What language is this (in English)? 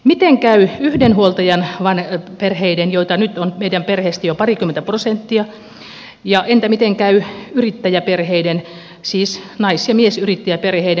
Finnish